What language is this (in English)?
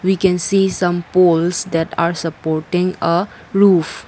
English